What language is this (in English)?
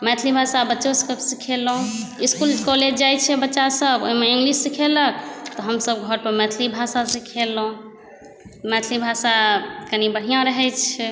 Maithili